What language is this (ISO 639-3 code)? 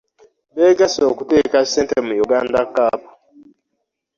lug